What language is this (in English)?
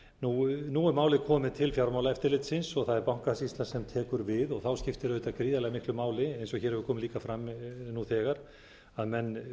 Icelandic